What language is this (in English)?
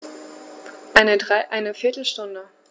German